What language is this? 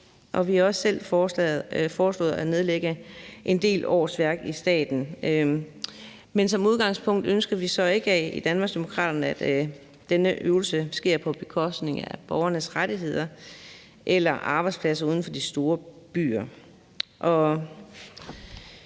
Danish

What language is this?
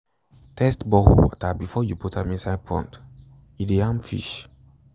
Nigerian Pidgin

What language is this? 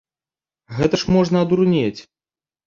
Belarusian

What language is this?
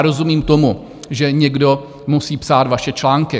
Czech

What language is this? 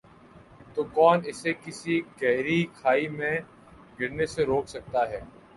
Urdu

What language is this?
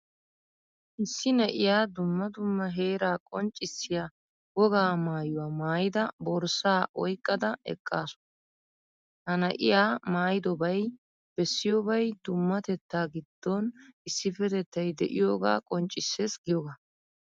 Wolaytta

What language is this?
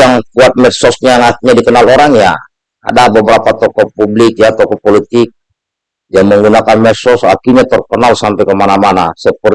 Indonesian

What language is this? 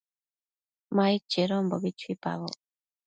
Matsés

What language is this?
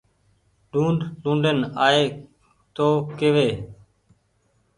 Goaria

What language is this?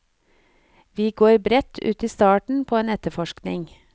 Norwegian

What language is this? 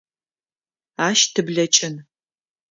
Adyghe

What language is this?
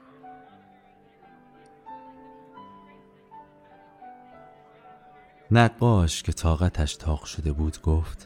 Persian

